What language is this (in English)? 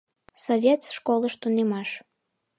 Mari